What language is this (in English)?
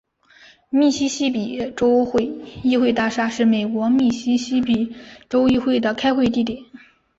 Chinese